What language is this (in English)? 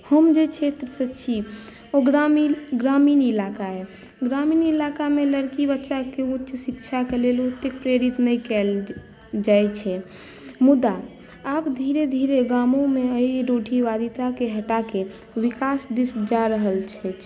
Maithili